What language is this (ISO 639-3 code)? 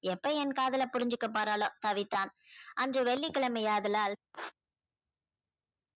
tam